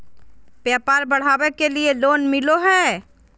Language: Magahi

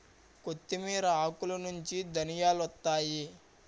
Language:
Telugu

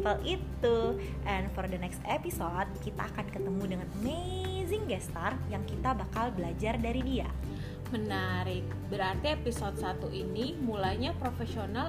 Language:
Indonesian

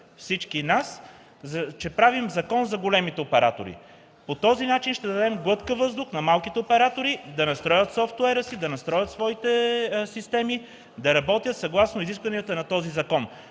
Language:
Bulgarian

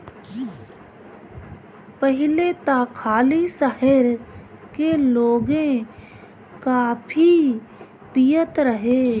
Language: Bhojpuri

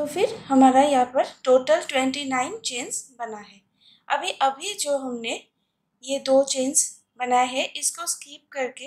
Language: Hindi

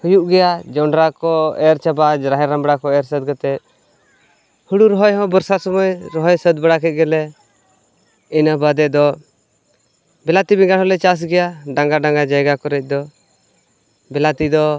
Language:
Santali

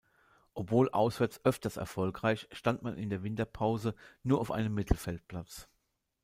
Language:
German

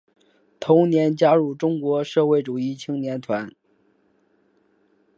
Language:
Chinese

